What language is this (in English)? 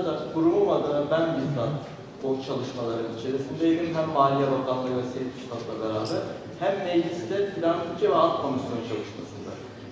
Turkish